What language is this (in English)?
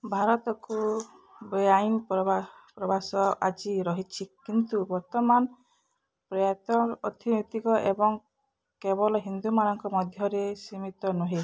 Odia